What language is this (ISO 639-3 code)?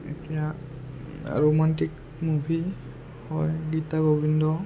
asm